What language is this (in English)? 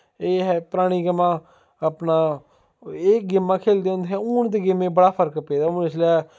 Dogri